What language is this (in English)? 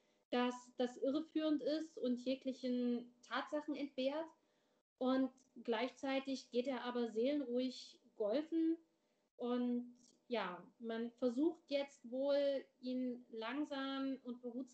German